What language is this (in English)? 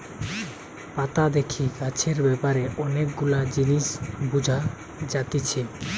Bangla